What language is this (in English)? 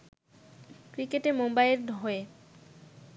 Bangla